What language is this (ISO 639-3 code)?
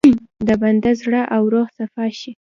pus